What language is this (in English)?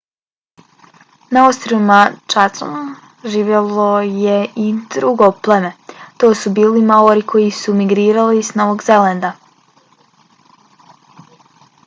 Bosnian